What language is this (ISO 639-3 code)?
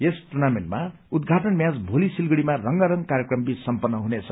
nep